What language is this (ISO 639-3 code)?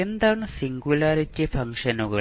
mal